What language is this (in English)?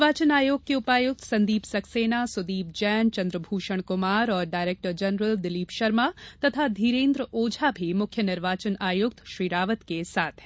Hindi